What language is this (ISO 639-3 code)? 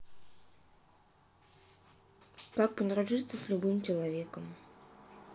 rus